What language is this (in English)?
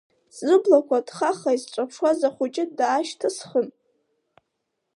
Abkhazian